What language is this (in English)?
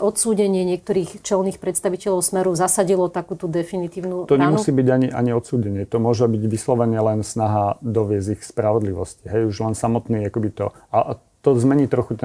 Slovak